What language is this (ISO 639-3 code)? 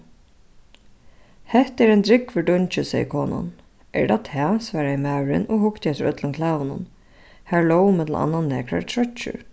fao